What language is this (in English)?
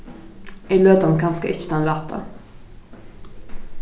Faroese